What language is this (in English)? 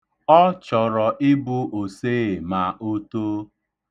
Igbo